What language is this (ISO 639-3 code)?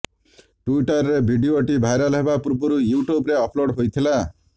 ori